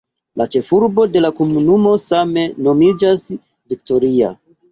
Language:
Esperanto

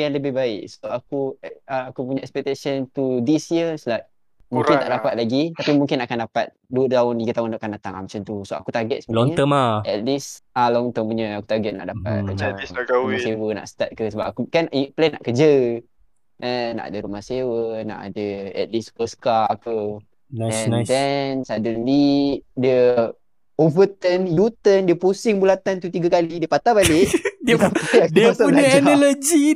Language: Malay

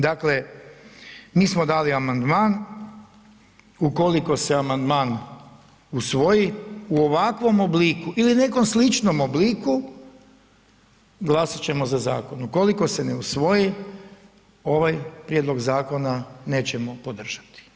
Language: Croatian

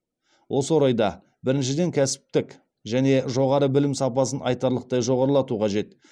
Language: Kazakh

